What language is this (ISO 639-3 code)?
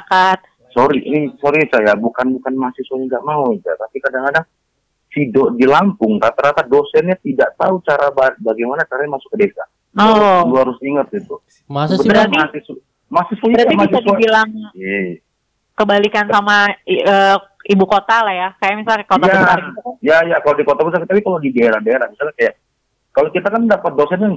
ind